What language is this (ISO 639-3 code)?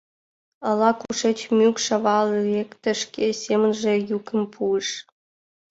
chm